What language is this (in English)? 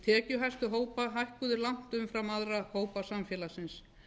Icelandic